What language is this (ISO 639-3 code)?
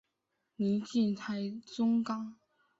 zho